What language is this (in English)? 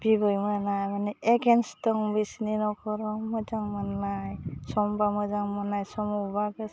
Bodo